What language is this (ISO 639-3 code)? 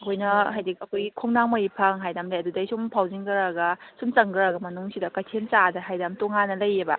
mni